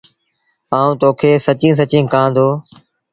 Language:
Sindhi Bhil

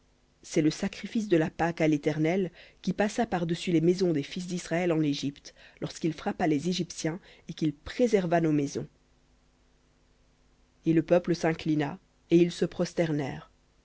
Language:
French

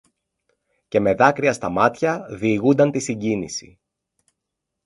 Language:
Greek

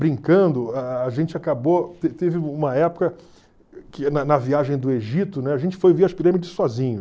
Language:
Portuguese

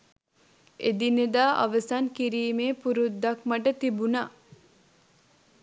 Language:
Sinhala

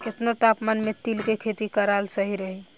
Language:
Bhojpuri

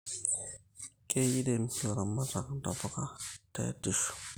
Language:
Masai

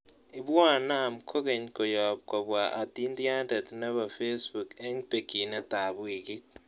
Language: Kalenjin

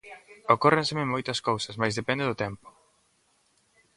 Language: Galician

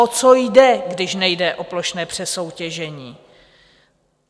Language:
Czech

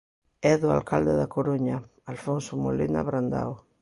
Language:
Galician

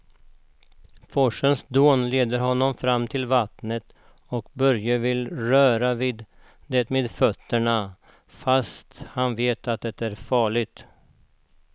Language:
Swedish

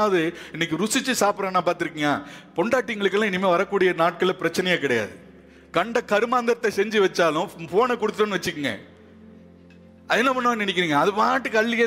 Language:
Tamil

